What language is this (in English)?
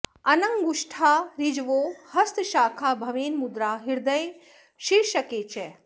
Sanskrit